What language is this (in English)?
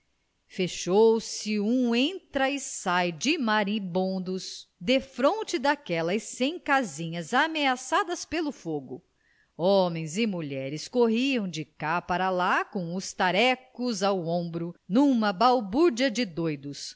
Portuguese